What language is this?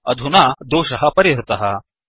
Sanskrit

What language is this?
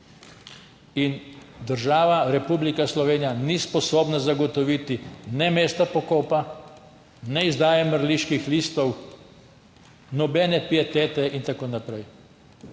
Slovenian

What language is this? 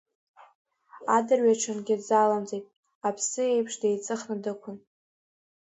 Abkhazian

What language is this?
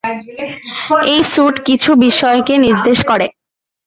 Bangla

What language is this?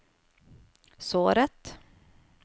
Norwegian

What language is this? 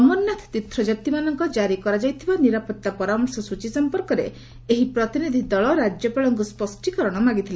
Odia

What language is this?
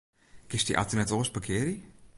Western Frisian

